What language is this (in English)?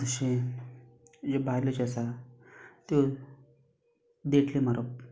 Konkani